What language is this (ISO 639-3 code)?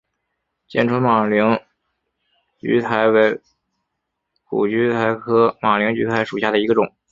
zho